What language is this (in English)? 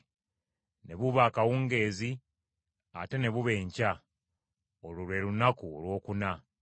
Ganda